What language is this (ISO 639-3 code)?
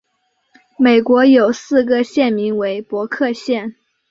zho